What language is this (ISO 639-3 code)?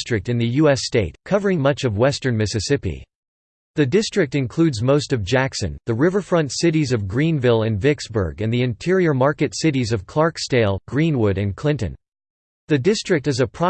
eng